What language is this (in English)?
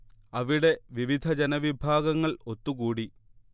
Malayalam